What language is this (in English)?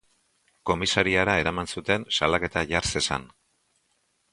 Basque